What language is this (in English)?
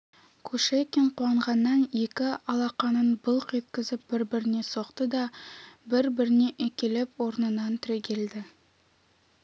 Kazakh